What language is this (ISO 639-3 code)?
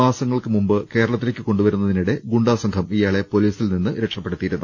mal